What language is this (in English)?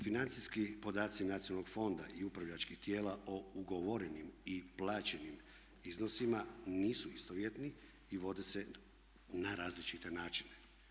Croatian